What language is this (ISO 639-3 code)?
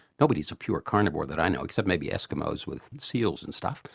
eng